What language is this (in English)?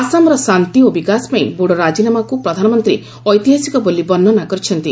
Odia